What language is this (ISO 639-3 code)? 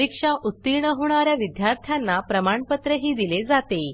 mar